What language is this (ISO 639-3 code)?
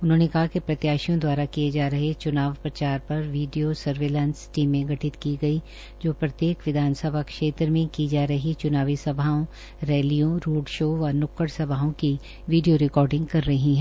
hin